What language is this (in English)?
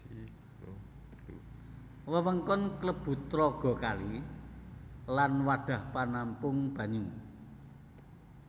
Javanese